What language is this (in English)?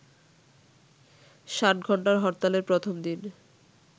Bangla